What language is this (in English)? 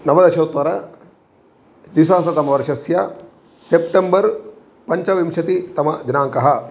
Sanskrit